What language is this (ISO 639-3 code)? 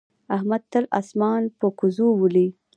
pus